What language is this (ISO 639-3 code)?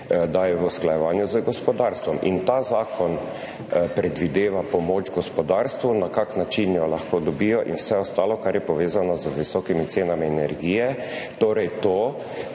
slv